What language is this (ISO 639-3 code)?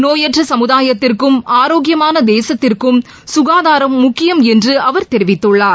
tam